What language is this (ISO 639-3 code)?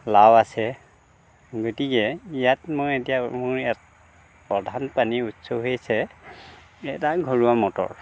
asm